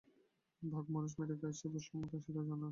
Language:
Bangla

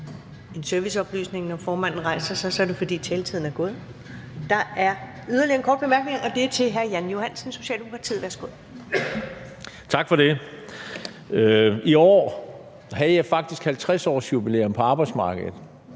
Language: Danish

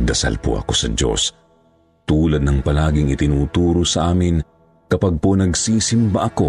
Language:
Filipino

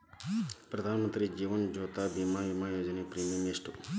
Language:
Kannada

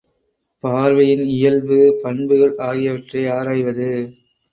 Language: Tamil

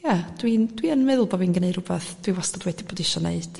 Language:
Welsh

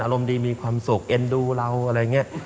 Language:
Thai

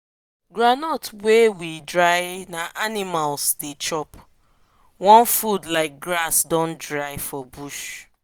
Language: Nigerian Pidgin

